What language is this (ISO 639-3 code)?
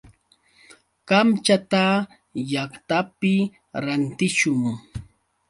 qux